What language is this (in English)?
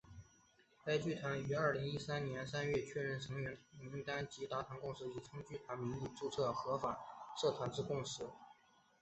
Chinese